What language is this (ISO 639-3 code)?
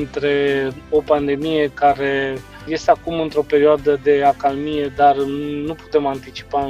ron